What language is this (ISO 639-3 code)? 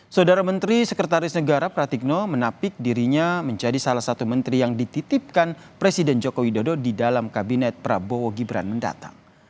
ind